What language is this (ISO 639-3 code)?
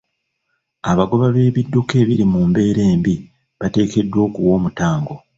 lug